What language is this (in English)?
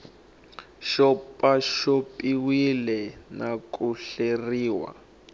Tsonga